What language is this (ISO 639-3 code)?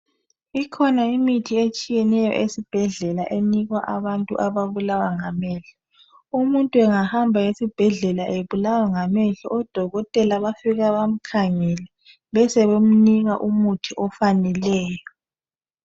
nde